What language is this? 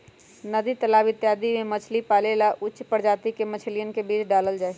Magahi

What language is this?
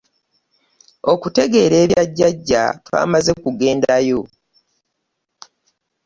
Ganda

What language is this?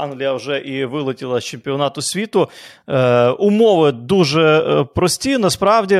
Ukrainian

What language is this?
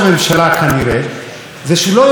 Hebrew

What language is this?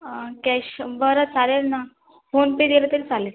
Marathi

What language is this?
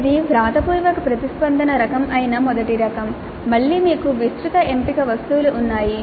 Telugu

